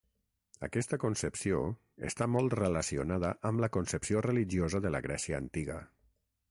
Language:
Catalan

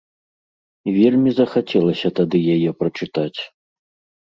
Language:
Belarusian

